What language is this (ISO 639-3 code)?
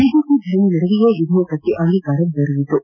kan